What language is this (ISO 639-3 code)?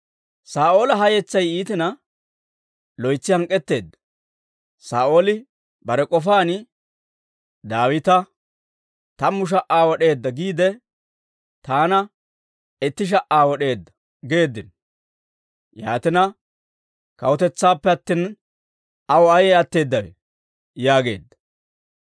dwr